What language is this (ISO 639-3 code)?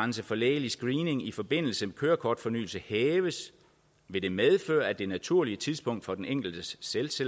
dan